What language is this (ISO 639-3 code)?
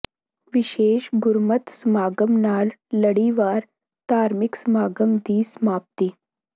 pan